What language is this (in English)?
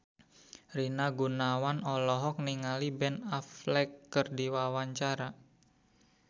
Sundanese